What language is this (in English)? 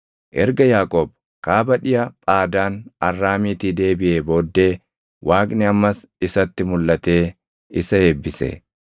Oromo